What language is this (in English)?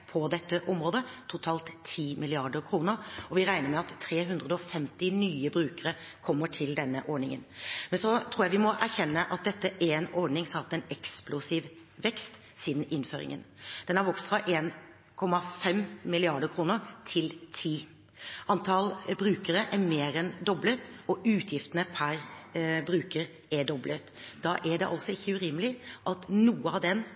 Norwegian Bokmål